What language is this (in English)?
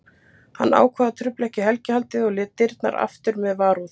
Icelandic